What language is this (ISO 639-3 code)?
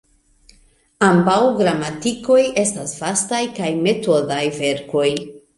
epo